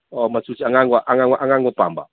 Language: Manipuri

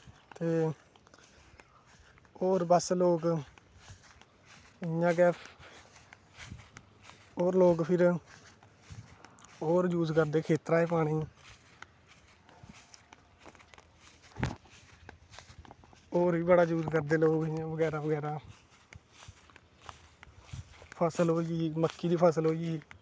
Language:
Dogri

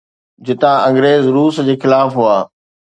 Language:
Sindhi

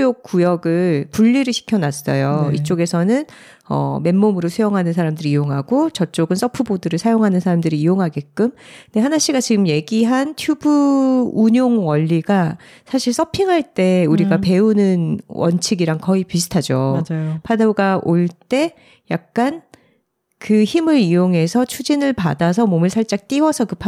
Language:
Korean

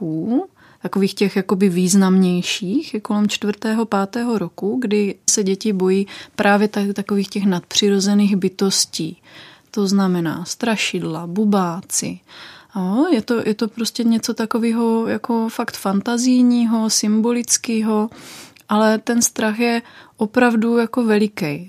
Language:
Czech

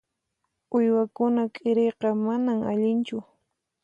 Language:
Puno Quechua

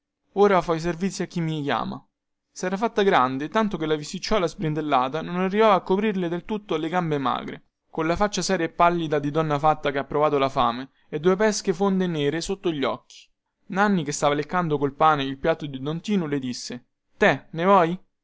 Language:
Italian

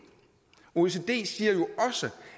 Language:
Danish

